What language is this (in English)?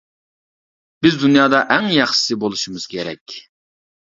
Uyghur